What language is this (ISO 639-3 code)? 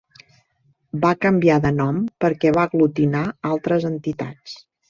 cat